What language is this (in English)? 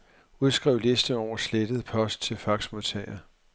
Danish